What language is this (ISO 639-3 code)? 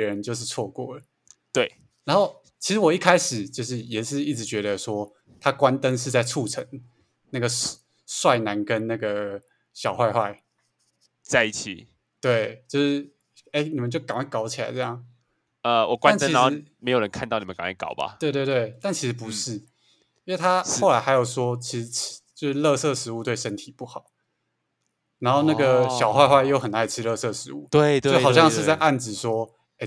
zho